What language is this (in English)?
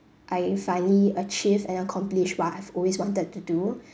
English